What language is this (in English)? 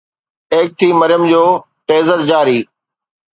Sindhi